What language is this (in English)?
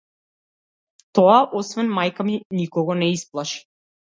Macedonian